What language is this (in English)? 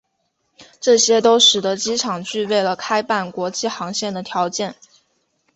Chinese